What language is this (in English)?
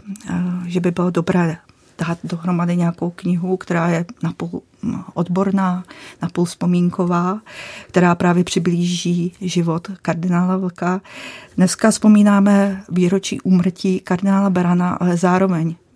Czech